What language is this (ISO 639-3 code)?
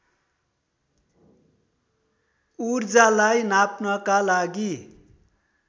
nep